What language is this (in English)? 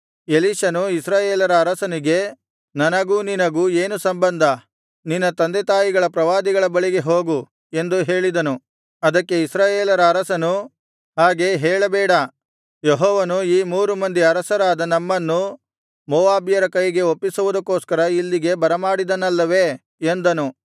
Kannada